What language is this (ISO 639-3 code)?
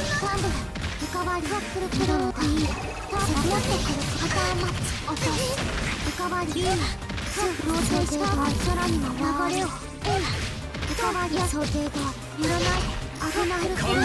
jpn